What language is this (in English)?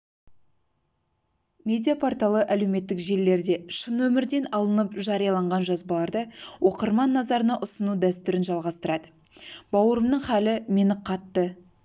Kazakh